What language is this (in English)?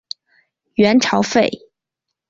Chinese